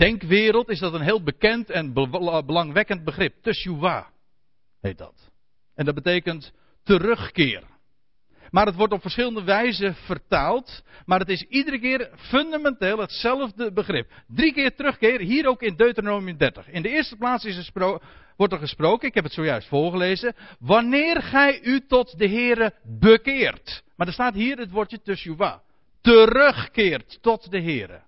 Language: Dutch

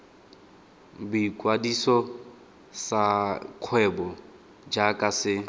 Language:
Tswana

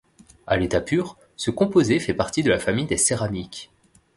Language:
French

